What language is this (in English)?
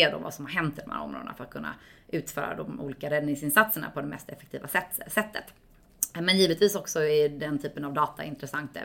Swedish